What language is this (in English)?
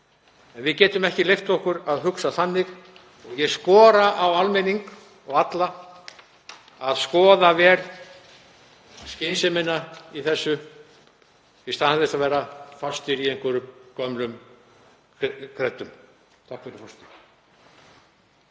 Icelandic